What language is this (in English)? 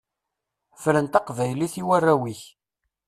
Kabyle